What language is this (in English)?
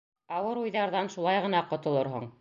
Bashkir